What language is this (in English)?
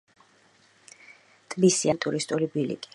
Georgian